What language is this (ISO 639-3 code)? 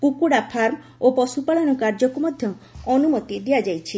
ori